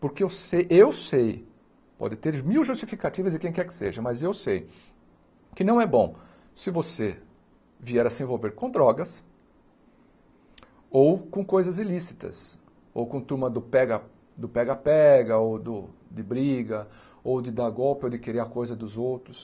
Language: Portuguese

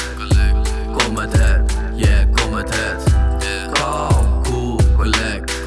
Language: Dutch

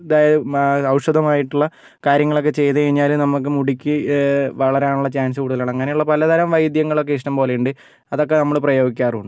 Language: Malayalam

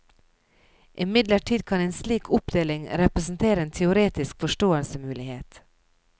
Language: Norwegian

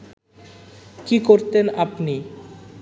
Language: Bangla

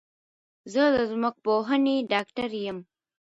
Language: Pashto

